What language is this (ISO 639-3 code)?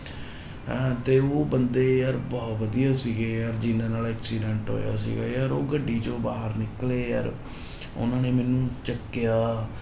pan